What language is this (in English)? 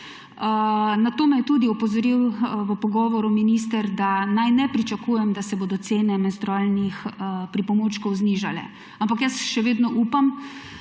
Slovenian